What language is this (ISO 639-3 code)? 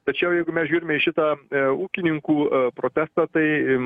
lit